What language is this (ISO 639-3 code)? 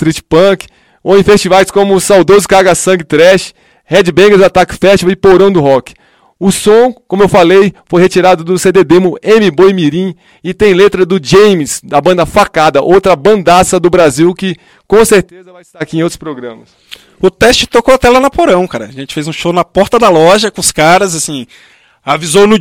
por